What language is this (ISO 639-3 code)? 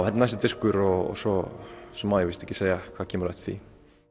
isl